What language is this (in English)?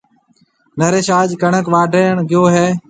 Marwari (Pakistan)